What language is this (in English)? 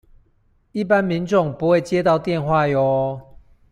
Chinese